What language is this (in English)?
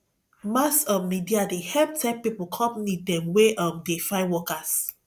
Nigerian Pidgin